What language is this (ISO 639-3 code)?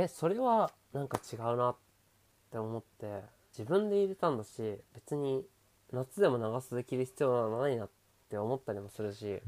jpn